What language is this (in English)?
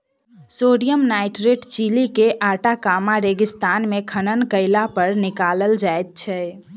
Maithili